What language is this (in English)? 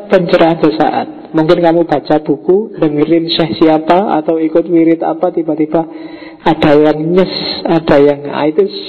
Indonesian